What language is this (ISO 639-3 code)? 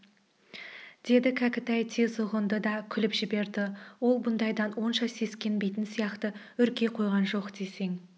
kaz